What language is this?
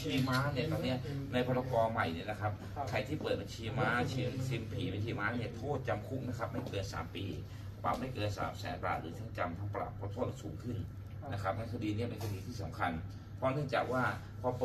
Thai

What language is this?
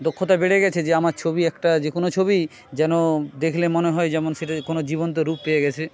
Bangla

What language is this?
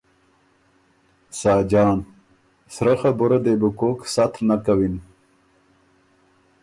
Ormuri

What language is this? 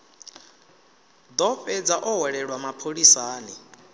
Venda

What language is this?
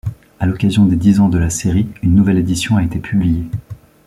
French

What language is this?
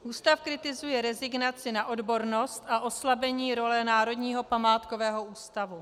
Czech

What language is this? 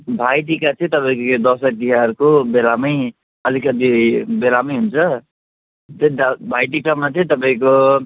Nepali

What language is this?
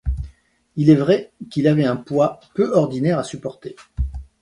French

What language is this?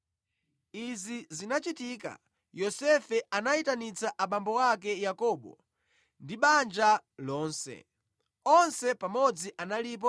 Nyanja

